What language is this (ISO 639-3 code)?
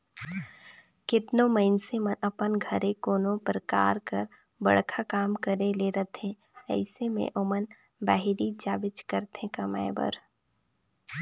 hne